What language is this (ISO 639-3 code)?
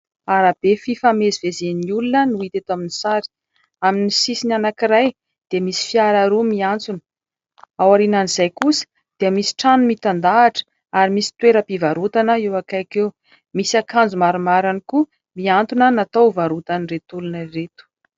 mlg